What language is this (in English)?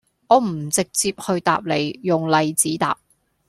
Cantonese